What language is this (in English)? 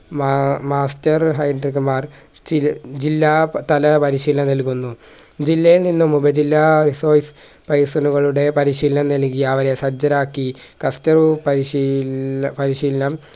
Malayalam